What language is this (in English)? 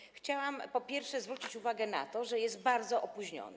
Polish